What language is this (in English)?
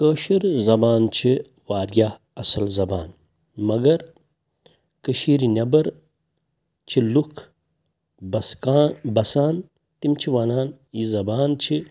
Kashmiri